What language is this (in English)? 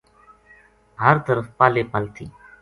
Gujari